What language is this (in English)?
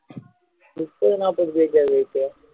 Tamil